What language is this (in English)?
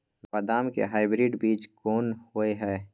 Maithili